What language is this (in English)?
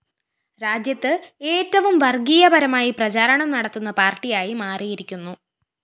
Malayalam